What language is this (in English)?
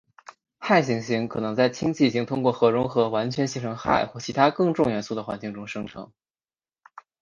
Chinese